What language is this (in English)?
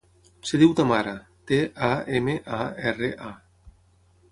Catalan